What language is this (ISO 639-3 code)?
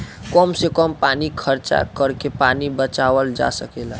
bho